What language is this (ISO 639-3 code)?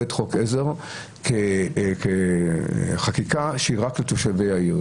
heb